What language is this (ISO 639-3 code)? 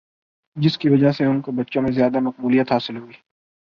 urd